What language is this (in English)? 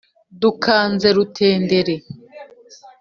Kinyarwanda